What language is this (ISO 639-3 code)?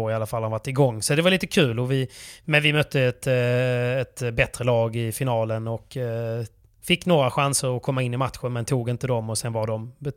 swe